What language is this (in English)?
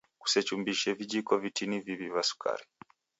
Taita